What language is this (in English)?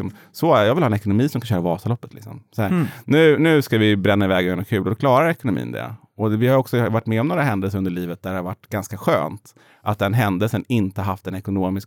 Swedish